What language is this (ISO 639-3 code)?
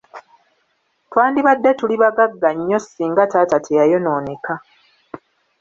lug